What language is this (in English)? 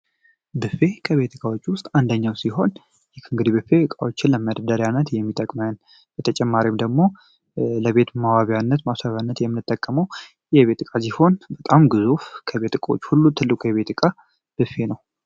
Amharic